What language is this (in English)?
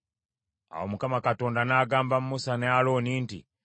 Ganda